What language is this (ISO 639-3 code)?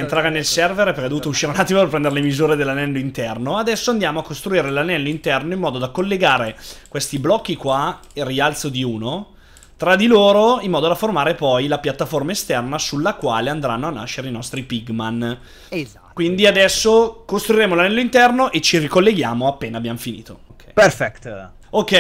ita